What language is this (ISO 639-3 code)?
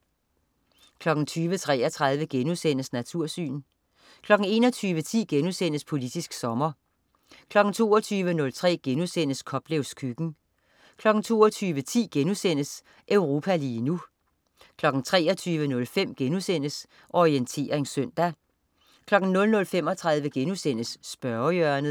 dan